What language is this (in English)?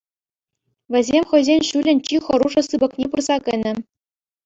Chuvash